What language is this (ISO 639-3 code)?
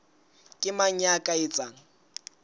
sot